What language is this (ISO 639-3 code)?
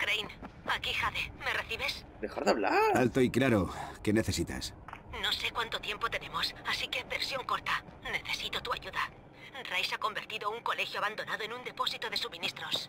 spa